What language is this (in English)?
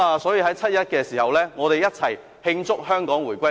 Cantonese